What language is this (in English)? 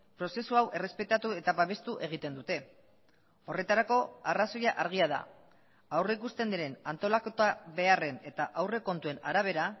Basque